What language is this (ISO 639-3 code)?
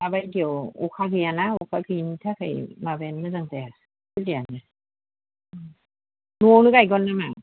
brx